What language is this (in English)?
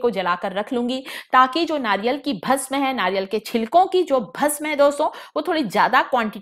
Hindi